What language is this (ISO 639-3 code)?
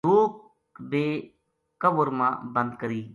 gju